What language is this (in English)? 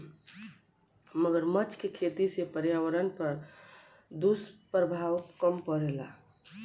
Bhojpuri